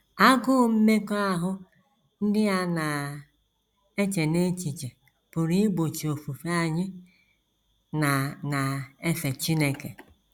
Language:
Igbo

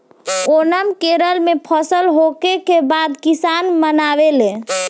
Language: Bhojpuri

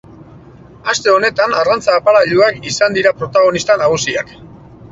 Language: Basque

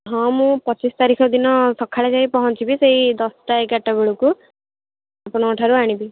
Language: Odia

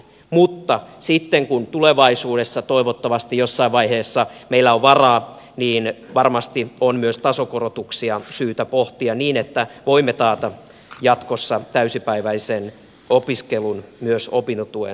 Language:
Finnish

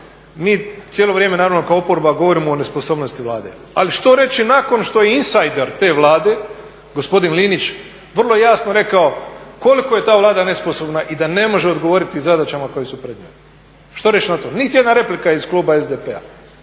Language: Croatian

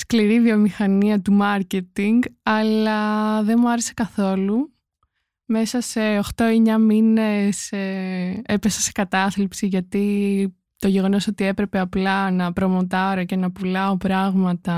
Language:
Greek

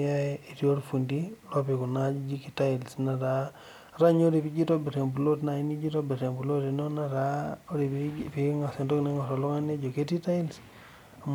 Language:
Masai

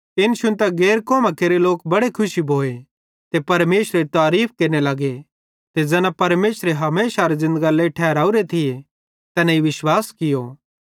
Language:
Bhadrawahi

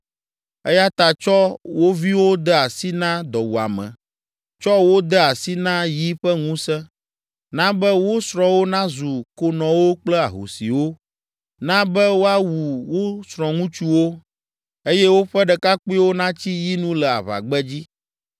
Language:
Ewe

